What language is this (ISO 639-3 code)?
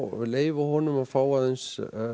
isl